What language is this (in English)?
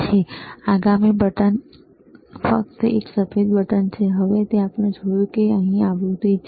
Gujarati